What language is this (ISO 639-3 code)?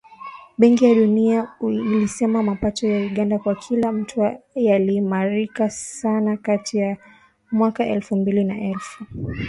swa